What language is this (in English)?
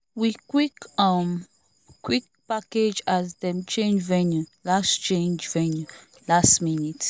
Nigerian Pidgin